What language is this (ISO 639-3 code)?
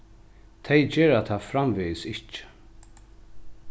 fao